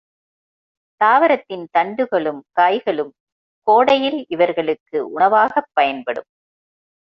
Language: Tamil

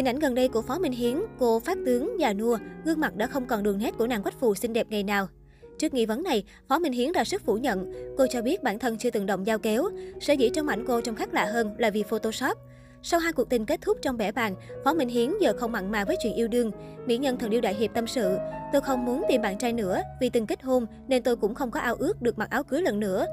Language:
Vietnamese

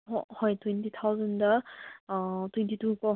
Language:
Manipuri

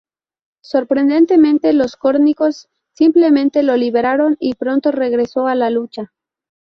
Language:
Spanish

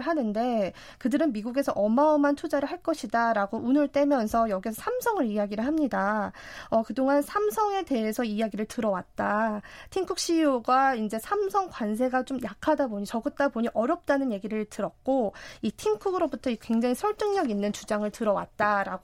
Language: Korean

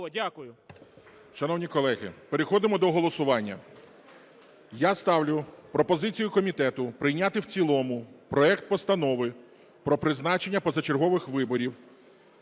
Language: Ukrainian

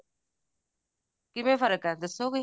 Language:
Punjabi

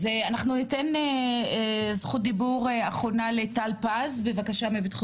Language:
Hebrew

